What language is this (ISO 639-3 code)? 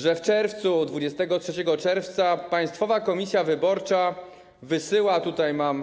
pol